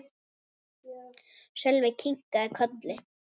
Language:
Icelandic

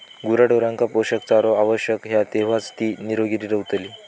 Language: Marathi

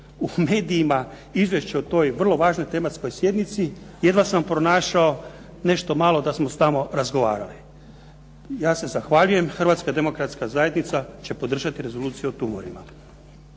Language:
Croatian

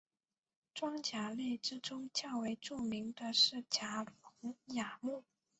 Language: Chinese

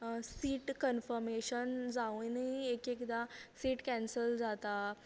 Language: Konkani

